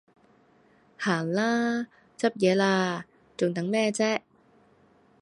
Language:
Cantonese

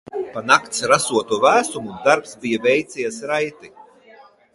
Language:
Latvian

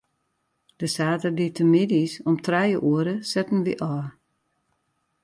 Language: Western Frisian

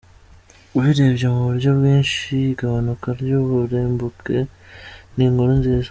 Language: Kinyarwanda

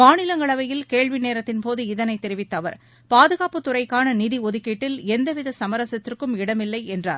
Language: Tamil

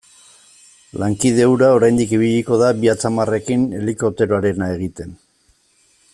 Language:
Basque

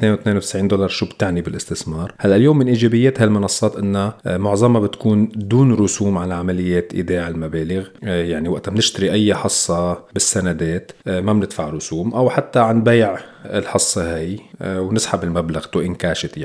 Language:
Arabic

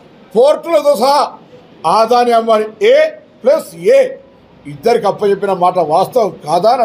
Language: Telugu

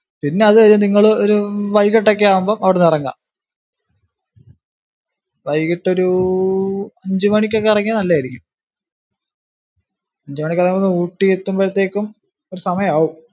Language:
Malayalam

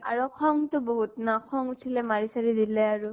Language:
Assamese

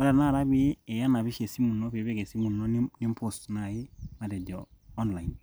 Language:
Masai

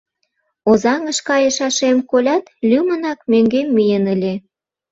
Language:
Mari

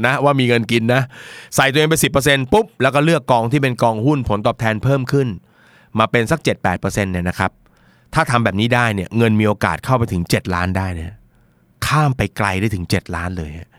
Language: Thai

